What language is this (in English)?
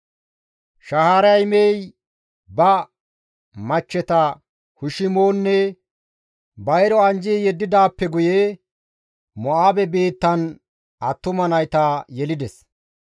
Gamo